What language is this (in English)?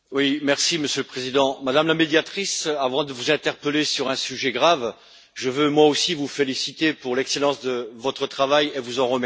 French